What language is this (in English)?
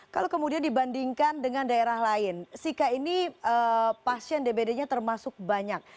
Indonesian